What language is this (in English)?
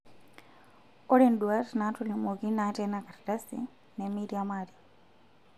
Masai